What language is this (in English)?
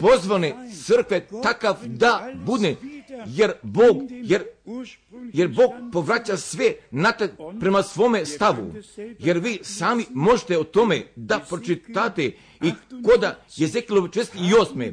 Croatian